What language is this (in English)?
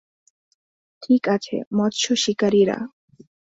Bangla